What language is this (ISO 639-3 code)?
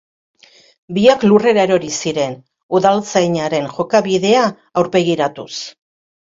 eus